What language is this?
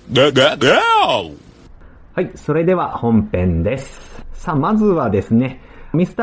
Japanese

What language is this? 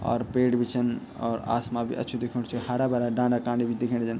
Garhwali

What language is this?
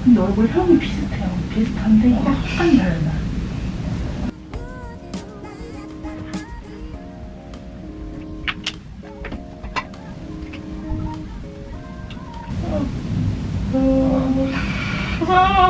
Korean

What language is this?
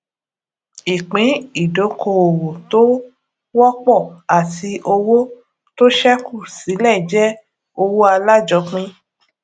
Yoruba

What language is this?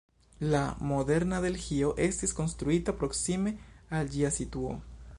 Esperanto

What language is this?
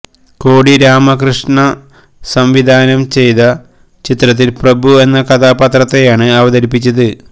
Malayalam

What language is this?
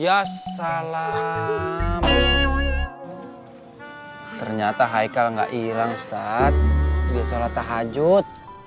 Indonesian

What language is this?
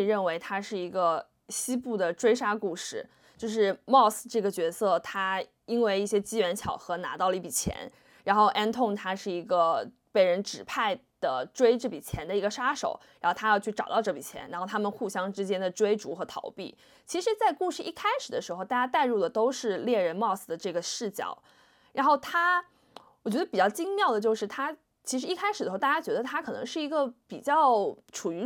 Chinese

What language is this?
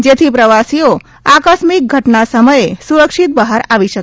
Gujarati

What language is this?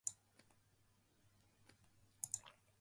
Japanese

